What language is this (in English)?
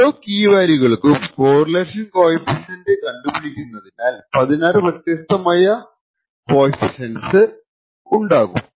Malayalam